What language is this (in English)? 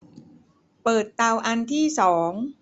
Thai